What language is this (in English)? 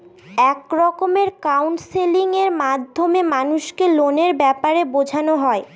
Bangla